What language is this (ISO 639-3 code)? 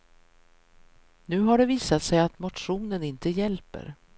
swe